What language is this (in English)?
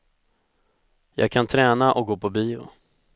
Swedish